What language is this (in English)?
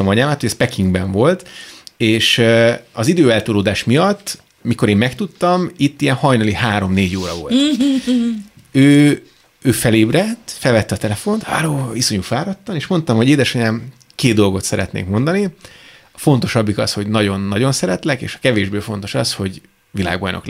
Hungarian